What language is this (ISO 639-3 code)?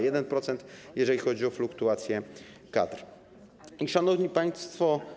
pol